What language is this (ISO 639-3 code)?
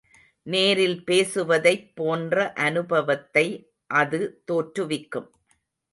tam